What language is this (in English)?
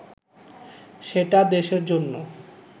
Bangla